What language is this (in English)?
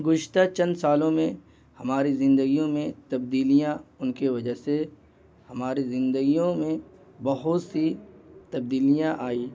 Urdu